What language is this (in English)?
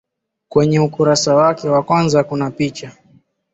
Swahili